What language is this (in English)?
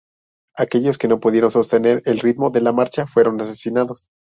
Spanish